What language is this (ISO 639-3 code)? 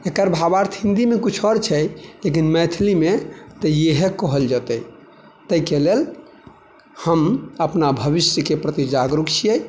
mai